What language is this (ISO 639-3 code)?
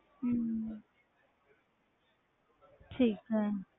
pan